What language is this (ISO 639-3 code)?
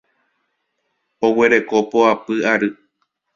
grn